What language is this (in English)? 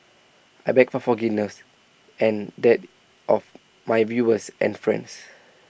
English